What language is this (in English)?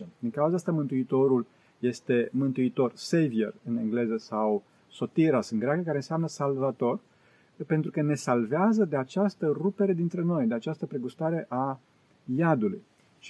Romanian